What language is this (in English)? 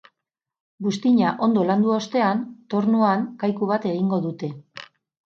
Basque